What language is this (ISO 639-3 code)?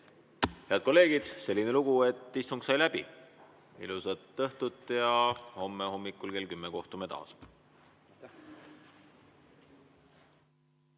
est